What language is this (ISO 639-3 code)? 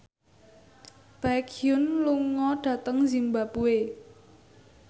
jav